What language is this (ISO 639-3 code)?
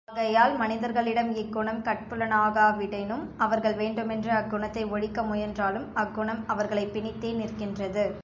tam